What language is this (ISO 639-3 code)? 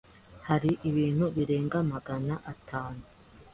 kin